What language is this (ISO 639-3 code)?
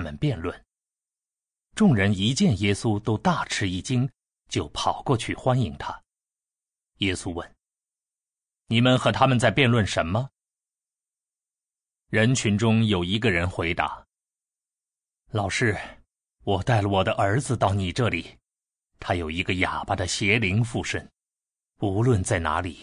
zho